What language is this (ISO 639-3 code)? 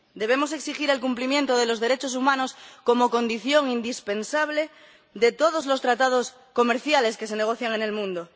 spa